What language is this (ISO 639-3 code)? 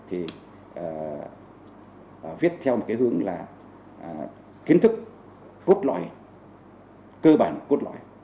vie